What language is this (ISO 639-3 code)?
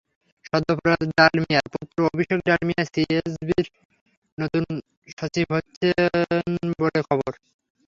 ben